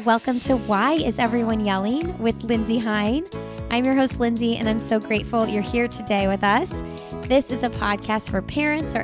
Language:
English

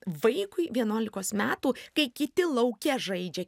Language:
Lithuanian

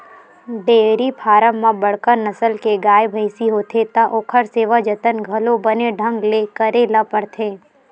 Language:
Chhattisgarhi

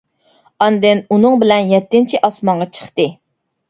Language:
Uyghur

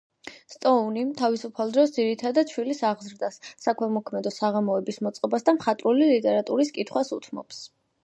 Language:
Georgian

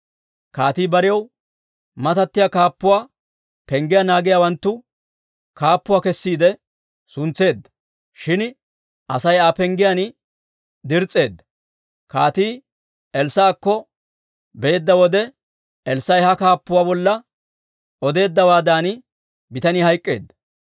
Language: Dawro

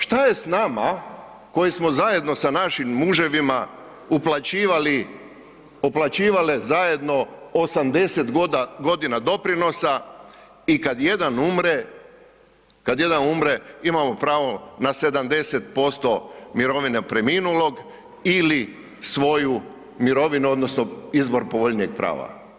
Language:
Croatian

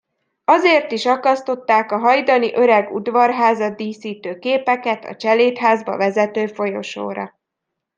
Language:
Hungarian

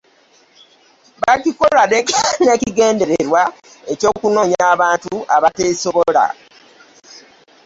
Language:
Ganda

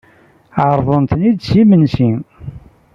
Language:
Kabyle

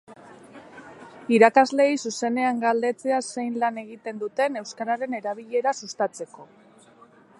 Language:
Basque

